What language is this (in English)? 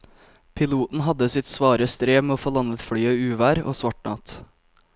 Norwegian